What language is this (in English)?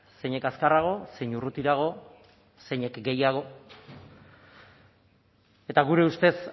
Basque